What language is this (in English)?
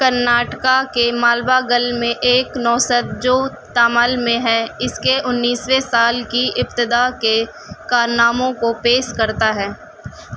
Urdu